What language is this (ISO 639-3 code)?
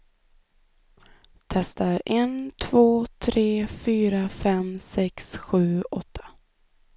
swe